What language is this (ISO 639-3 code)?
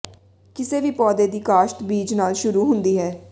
pan